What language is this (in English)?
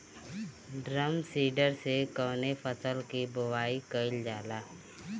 Bhojpuri